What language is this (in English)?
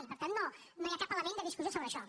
Catalan